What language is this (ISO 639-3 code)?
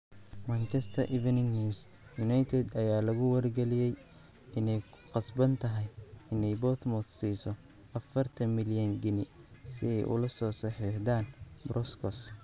som